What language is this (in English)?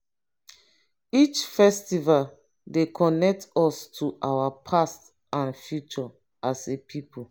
Nigerian Pidgin